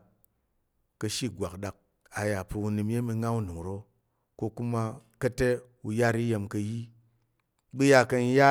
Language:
Tarok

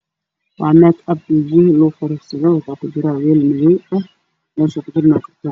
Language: Somali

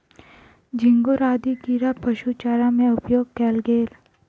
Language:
Maithili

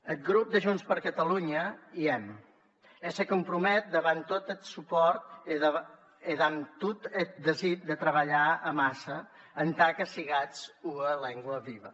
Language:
Catalan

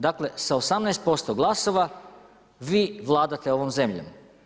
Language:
Croatian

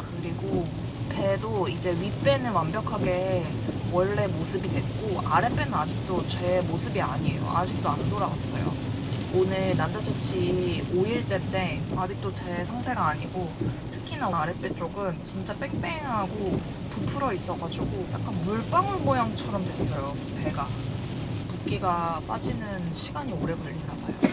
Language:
Korean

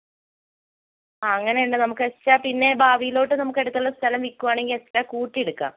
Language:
Malayalam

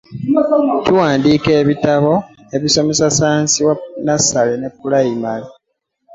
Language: Ganda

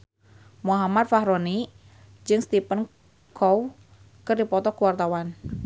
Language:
Sundanese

